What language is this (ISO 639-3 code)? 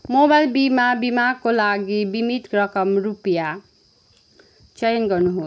nep